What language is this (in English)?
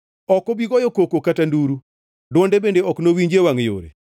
Luo (Kenya and Tanzania)